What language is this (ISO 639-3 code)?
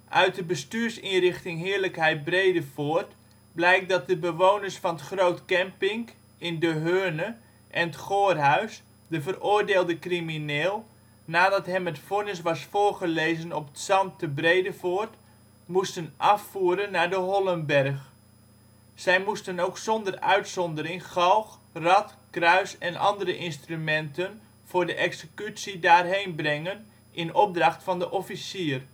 nld